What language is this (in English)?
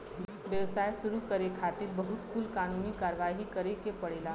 Bhojpuri